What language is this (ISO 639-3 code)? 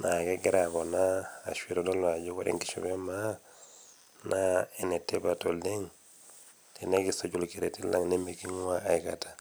mas